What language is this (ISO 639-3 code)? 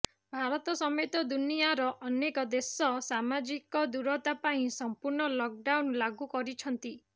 ori